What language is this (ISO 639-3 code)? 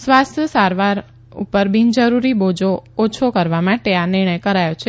guj